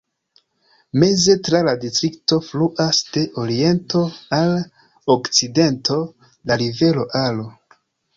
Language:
Esperanto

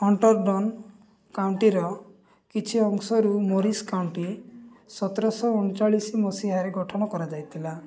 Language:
Odia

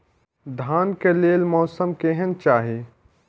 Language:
Maithili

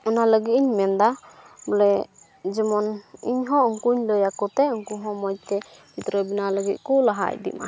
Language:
Santali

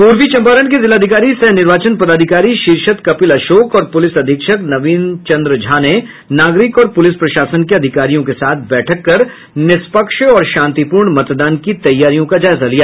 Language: Hindi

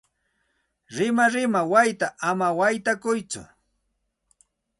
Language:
Santa Ana de Tusi Pasco Quechua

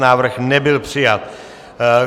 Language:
Czech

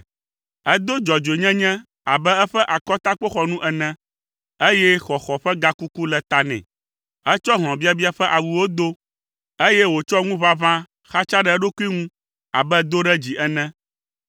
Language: Ewe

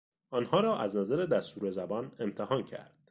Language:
Persian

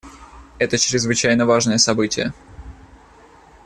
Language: Russian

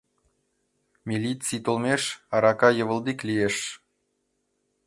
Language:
Mari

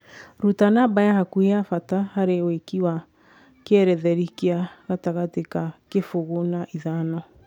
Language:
Kikuyu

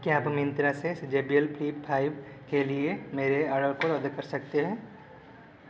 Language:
Hindi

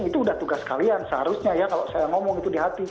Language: Indonesian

